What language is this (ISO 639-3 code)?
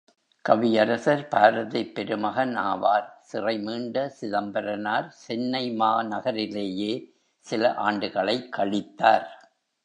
tam